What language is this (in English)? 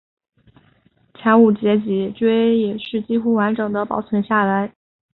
Chinese